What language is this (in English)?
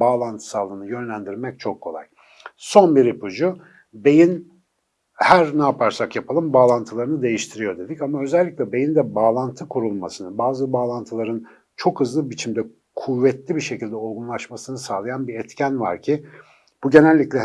Turkish